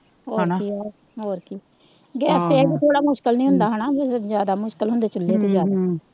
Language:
Punjabi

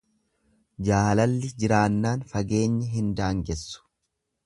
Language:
Oromo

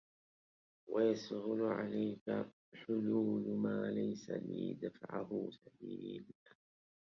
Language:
Arabic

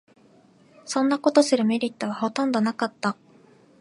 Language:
Japanese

